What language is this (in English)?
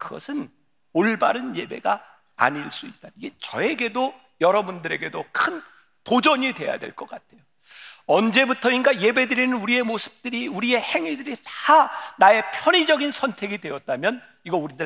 Korean